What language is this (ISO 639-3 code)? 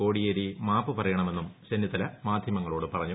mal